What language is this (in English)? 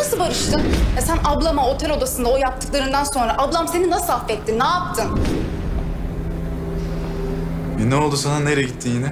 Turkish